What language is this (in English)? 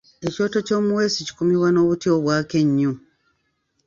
Ganda